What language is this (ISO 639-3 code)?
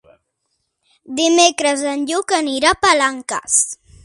cat